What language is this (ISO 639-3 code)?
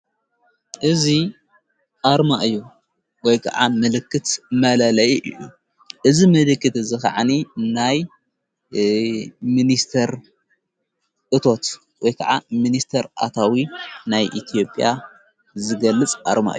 tir